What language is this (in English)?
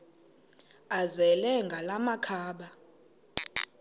Xhosa